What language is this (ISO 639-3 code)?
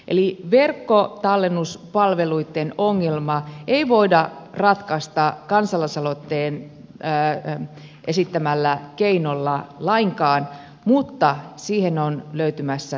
fin